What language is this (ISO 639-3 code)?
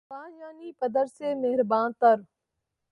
urd